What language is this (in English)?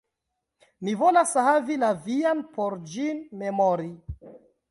Esperanto